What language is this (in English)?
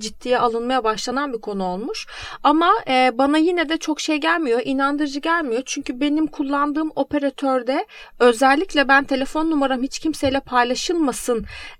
Turkish